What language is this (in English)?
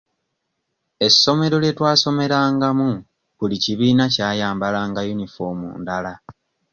Ganda